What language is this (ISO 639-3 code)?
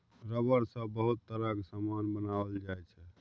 mai